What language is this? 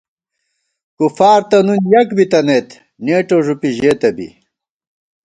Gawar-Bati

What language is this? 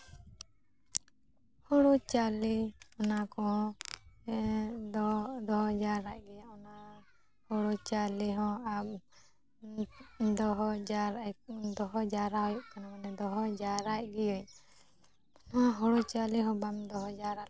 Santali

